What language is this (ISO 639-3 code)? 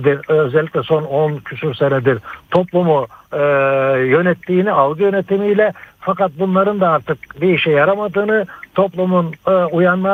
tur